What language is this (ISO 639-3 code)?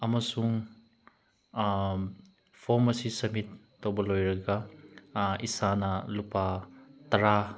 mni